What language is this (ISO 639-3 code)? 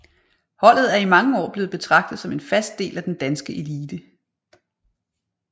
dan